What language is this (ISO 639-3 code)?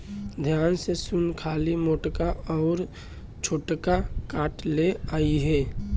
bho